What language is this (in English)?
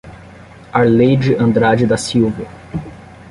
Portuguese